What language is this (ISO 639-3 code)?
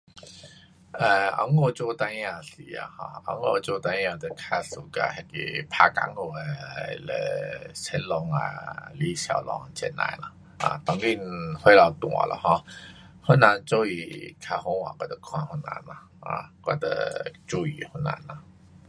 cpx